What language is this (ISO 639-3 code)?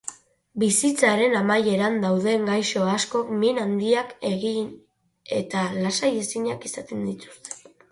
eus